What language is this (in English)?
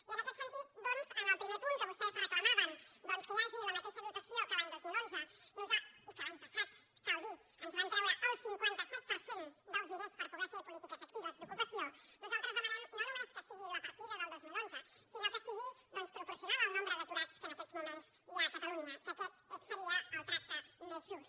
Catalan